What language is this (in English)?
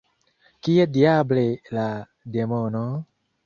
Esperanto